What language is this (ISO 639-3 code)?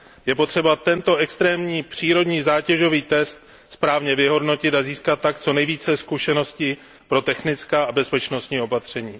ces